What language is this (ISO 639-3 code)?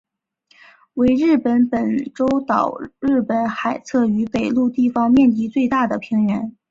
zho